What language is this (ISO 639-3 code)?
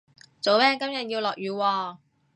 yue